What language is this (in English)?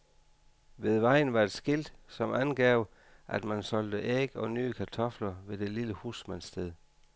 Danish